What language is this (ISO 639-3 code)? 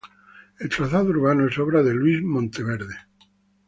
spa